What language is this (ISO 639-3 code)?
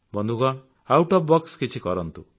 ori